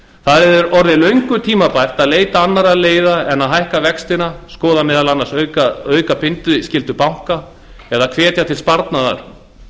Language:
Icelandic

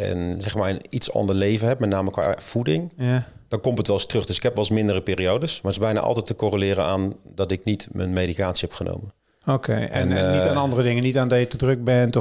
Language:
Dutch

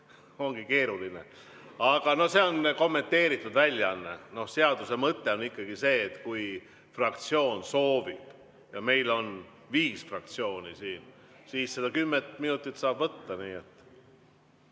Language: Estonian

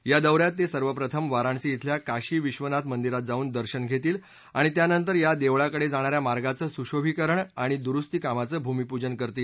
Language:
Marathi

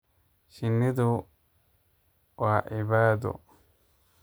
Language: Somali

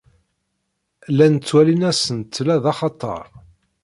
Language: Kabyle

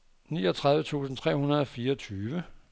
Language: Danish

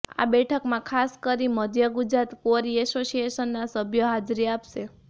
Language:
Gujarati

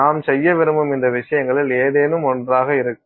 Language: Tamil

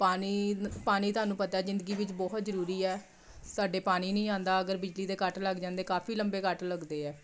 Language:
Punjabi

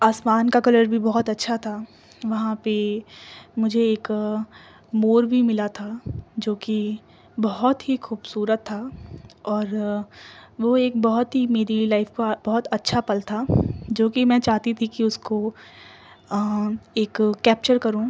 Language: Urdu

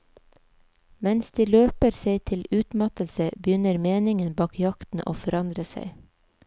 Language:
Norwegian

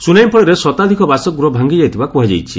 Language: Odia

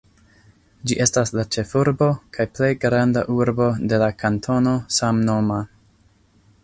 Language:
Esperanto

